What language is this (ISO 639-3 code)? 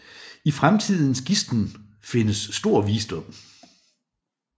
dan